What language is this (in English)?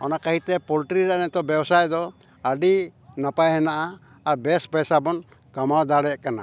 Santali